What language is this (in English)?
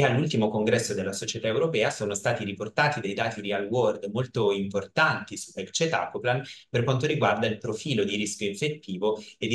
Italian